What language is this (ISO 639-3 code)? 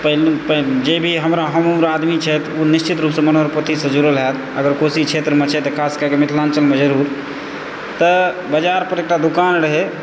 mai